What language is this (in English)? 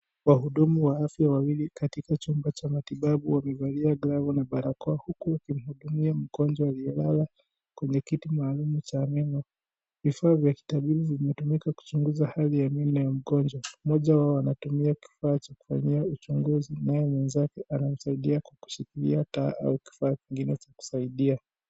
Swahili